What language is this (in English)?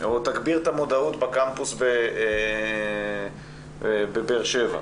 Hebrew